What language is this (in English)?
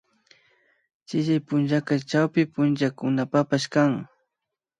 Imbabura Highland Quichua